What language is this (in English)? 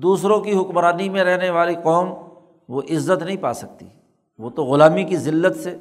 Urdu